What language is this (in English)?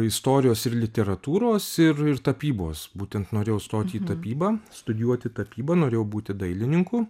Lithuanian